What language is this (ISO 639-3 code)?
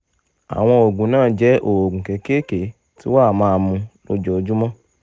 yor